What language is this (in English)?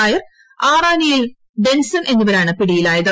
Malayalam